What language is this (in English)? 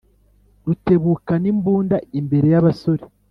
Kinyarwanda